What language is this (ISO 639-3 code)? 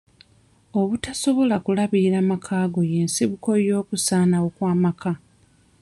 lug